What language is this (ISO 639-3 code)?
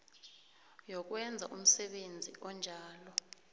nbl